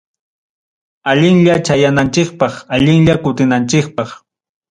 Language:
Ayacucho Quechua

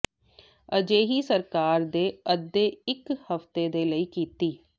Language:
Punjabi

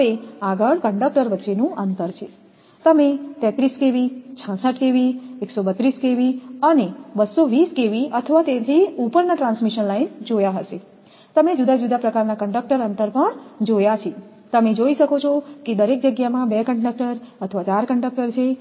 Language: Gujarati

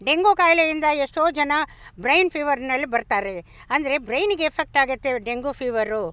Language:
Kannada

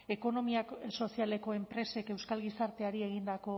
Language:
Basque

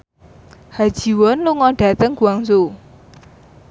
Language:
Javanese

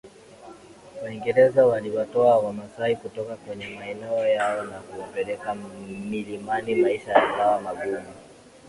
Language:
Swahili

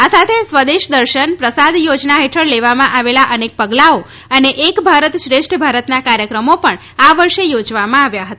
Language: Gujarati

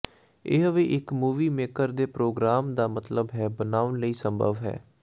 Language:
Punjabi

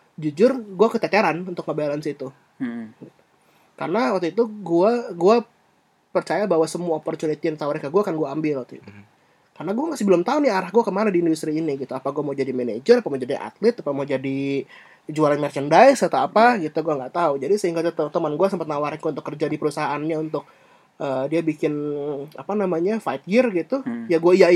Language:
Indonesian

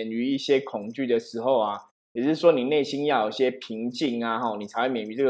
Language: Chinese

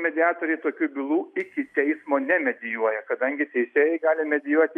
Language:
Lithuanian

